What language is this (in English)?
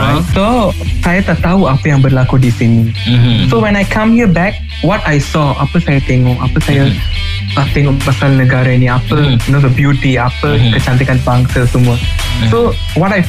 Malay